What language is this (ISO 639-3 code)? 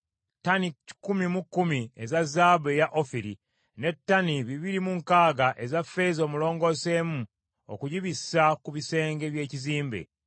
lug